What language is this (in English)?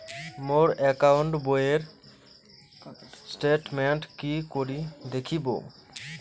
Bangla